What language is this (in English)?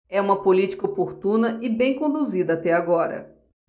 Portuguese